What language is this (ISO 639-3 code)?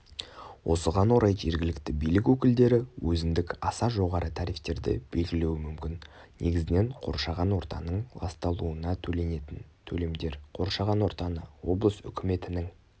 kaz